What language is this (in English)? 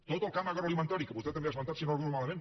Catalan